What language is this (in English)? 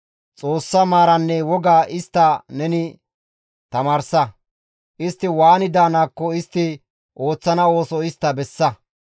Gamo